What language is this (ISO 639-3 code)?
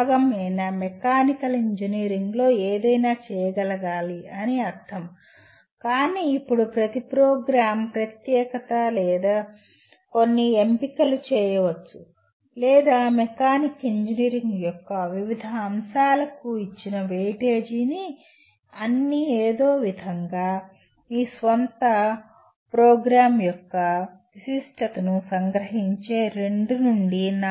tel